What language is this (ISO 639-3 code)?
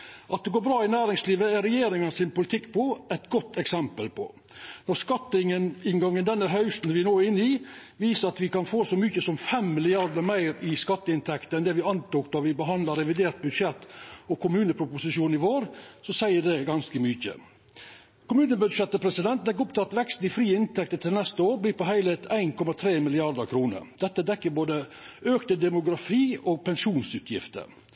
nno